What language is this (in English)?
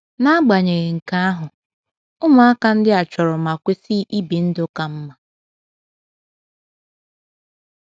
Igbo